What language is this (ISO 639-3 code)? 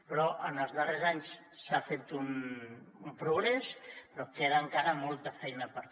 cat